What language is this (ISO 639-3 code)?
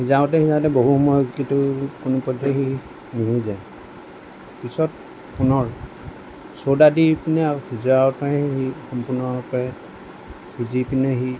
asm